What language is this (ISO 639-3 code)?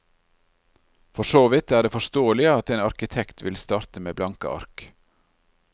nor